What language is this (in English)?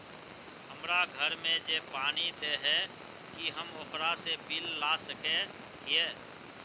Magahi